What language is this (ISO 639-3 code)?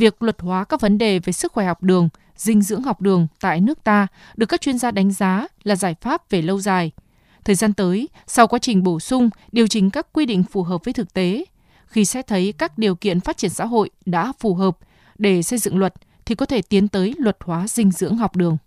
vie